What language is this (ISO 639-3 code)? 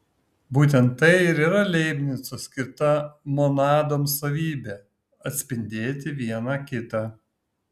lit